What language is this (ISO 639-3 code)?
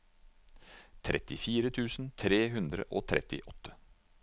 nor